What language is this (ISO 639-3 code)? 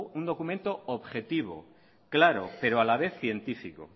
spa